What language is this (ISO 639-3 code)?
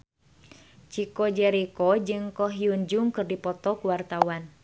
sun